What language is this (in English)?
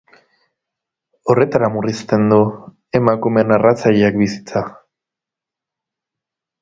Basque